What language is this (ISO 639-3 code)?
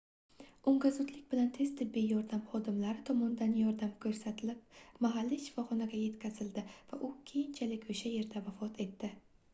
uzb